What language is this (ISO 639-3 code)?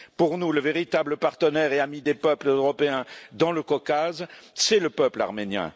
fra